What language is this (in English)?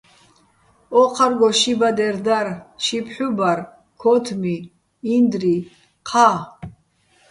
Bats